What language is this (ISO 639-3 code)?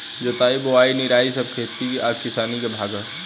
bho